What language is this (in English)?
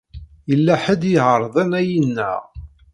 Kabyle